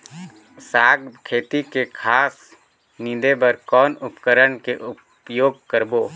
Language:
Chhattisgarhi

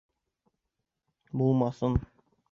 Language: Bashkir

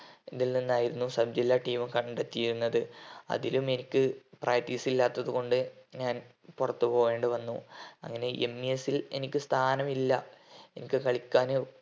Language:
Malayalam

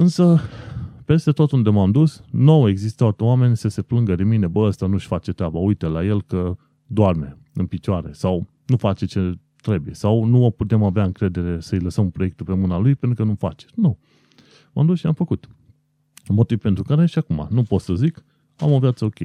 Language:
Romanian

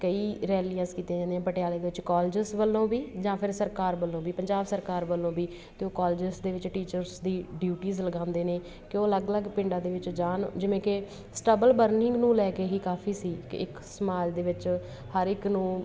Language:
Punjabi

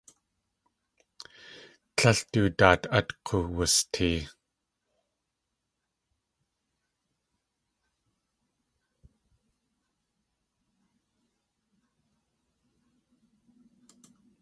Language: Tlingit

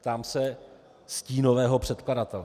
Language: Czech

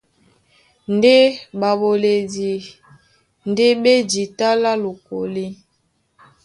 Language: Duala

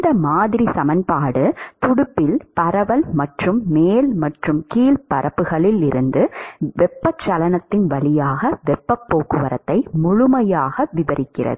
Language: Tamil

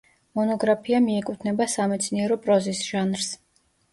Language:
Georgian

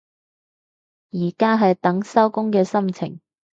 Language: Cantonese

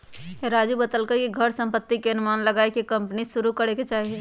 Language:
Magahi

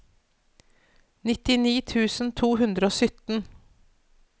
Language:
Norwegian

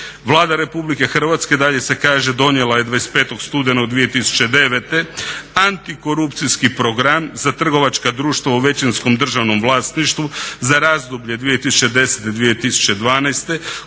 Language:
Croatian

